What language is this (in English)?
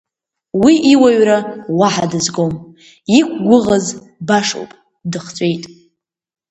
Abkhazian